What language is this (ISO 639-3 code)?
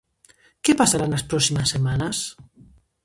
glg